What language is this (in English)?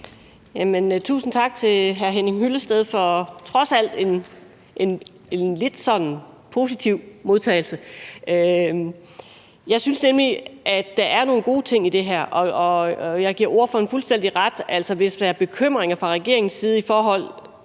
Danish